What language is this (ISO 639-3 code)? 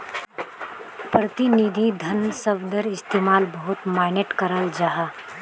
mag